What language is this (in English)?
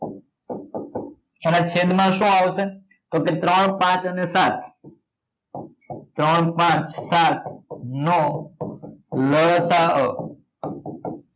Gujarati